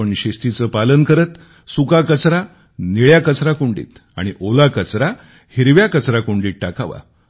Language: Marathi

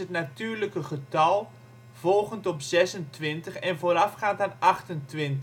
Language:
Dutch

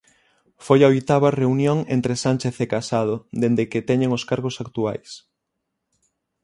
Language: Galician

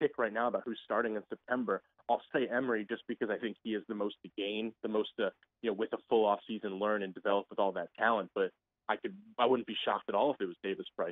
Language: English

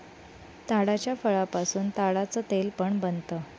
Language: Marathi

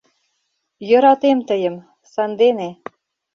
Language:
Mari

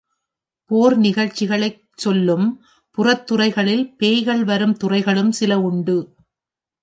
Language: Tamil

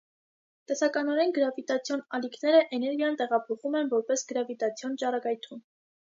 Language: Armenian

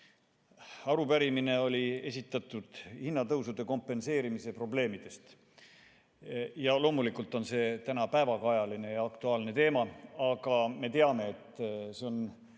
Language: Estonian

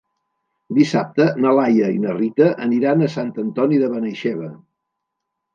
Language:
Catalan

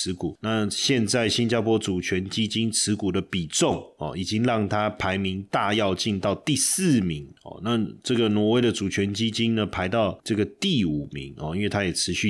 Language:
Chinese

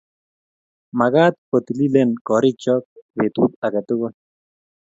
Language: Kalenjin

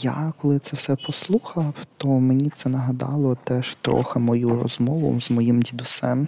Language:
Ukrainian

